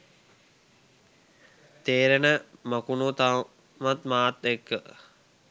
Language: Sinhala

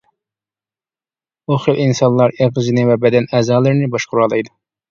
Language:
Uyghur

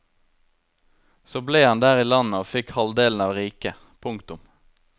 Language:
Norwegian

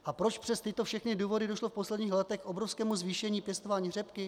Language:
Czech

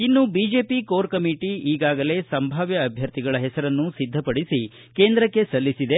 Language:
Kannada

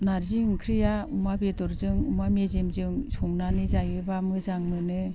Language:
Bodo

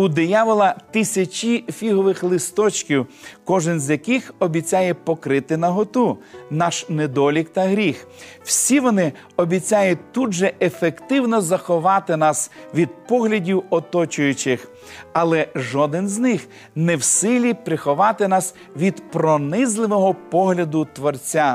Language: Ukrainian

